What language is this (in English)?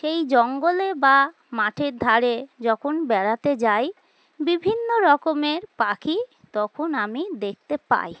Bangla